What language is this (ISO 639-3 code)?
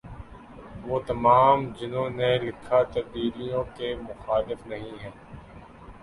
urd